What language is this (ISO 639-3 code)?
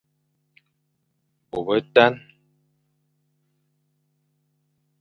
fan